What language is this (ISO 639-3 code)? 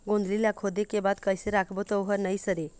hne